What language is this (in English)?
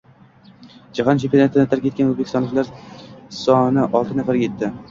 Uzbek